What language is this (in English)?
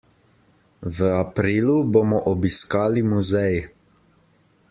Slovenian